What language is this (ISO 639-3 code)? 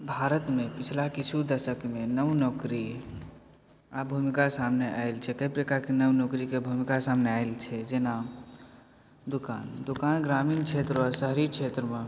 mai